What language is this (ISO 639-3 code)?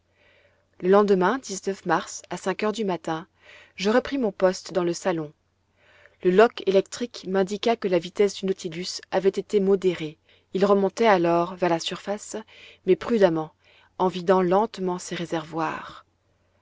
fra